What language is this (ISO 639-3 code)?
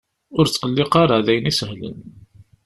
kab